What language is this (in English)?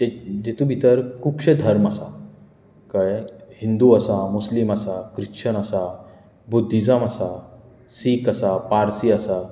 Konkani